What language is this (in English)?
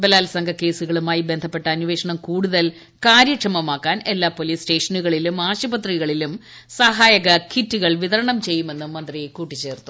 Malayalam